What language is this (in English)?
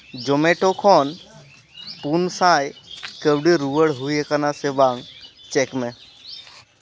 Santali